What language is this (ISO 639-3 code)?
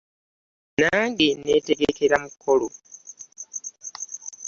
lug